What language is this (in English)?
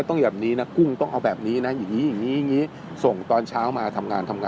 Thai